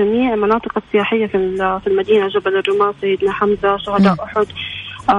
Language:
Arabic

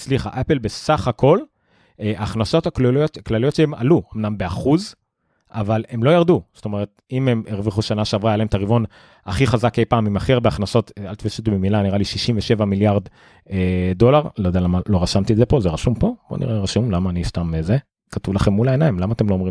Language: Hebrew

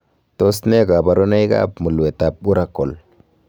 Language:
Kalenjin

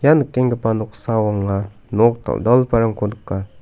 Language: Garo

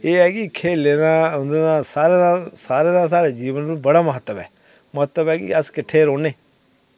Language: Dogri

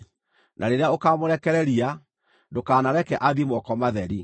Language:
Kikuyu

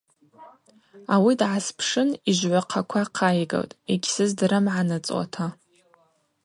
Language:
Abaza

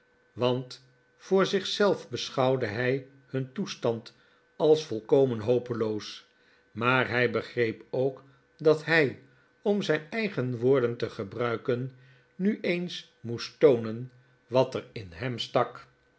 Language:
Dutch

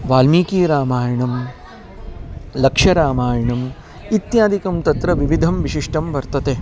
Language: Sanskrit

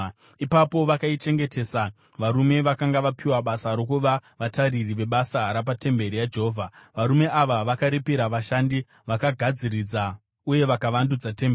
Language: Shona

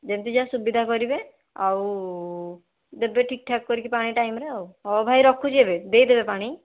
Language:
Odia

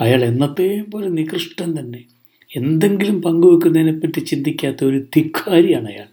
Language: Malayalam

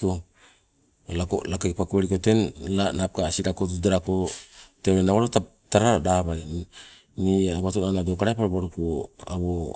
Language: Sibe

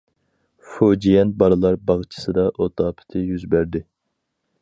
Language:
Uyghur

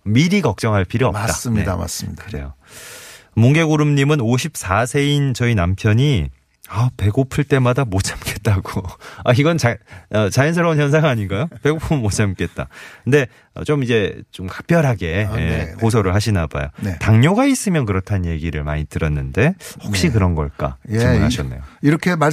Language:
Korean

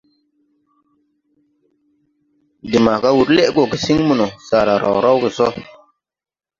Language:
Tupuri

